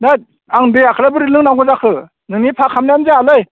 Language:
Bodo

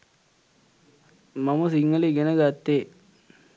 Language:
Sinhala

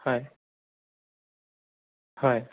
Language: Assamese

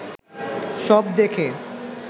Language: Bangla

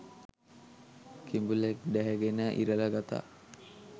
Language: Sinhala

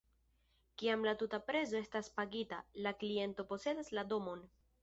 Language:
Esperanto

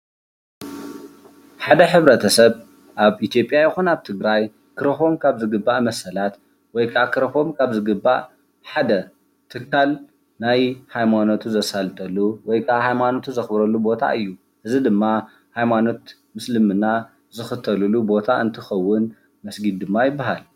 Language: Tigrinya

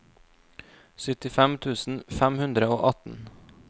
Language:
Norwegian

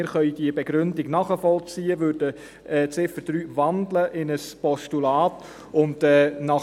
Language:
Swiss German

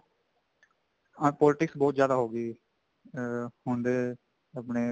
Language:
Punjabi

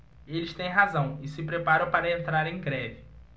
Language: Portuguese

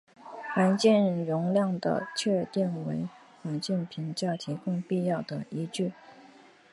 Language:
Chinese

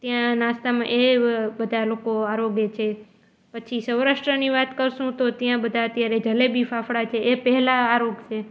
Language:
Gujarati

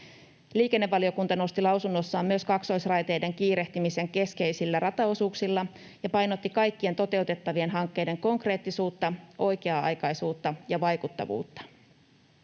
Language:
Finnish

